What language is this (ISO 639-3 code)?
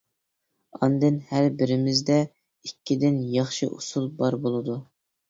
uig